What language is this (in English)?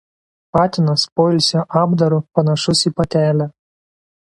Lithuanian